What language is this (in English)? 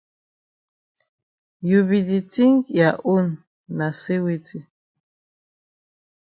Cameroon Pidgin